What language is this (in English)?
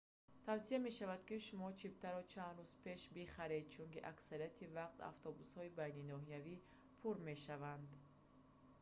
Tajik